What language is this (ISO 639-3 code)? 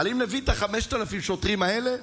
heb